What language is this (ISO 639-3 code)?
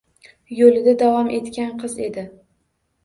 uzb